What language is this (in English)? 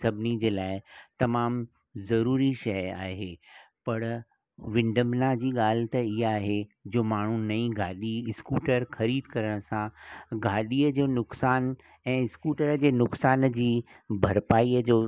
Sindhi